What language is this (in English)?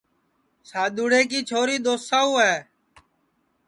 Sansi